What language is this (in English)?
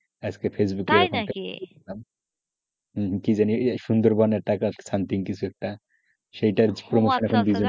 Bangla